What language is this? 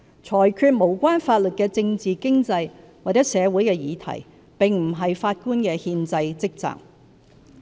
Cantonese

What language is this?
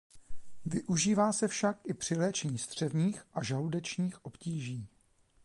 Czech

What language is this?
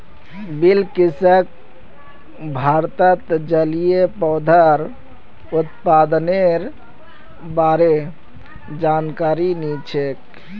Magahi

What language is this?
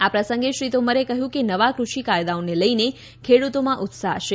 Gujarati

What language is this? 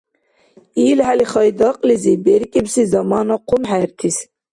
Dargwa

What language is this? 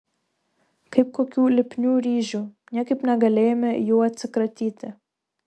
Lithuanian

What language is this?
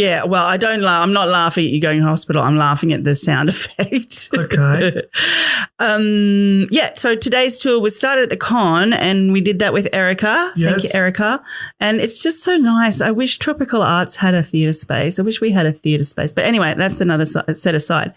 English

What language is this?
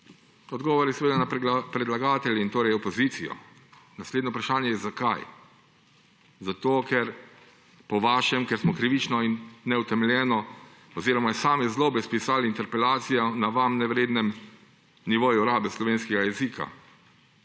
Slovenian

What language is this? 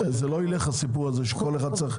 Hebrew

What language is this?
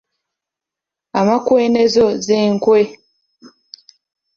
Ganda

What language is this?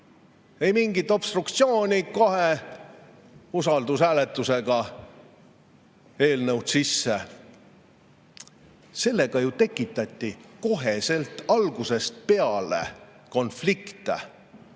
Estonian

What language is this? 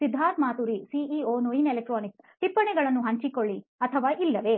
Kannada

